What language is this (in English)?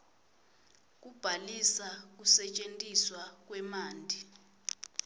Swati